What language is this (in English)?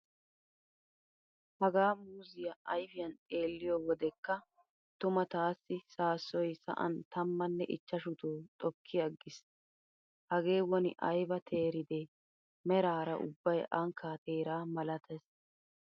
Wolaytta